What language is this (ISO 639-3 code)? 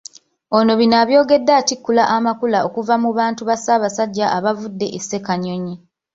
lug